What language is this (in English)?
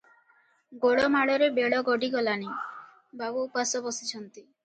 Odia